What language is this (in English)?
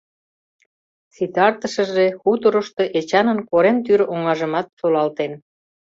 Mari